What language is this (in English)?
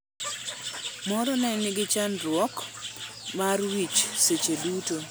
Luo (Kenya and Tanzania)